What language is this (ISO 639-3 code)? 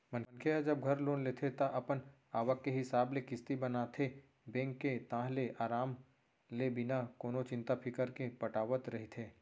hne